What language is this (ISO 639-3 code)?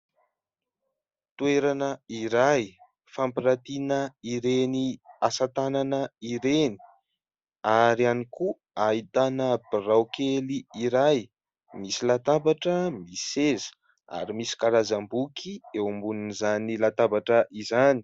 mlg